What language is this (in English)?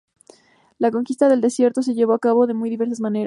Spanish